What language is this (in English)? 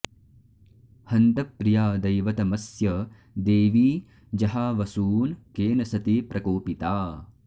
Sanskrit